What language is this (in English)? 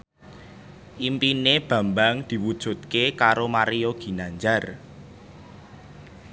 Javanese